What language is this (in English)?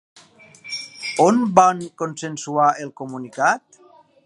Catalan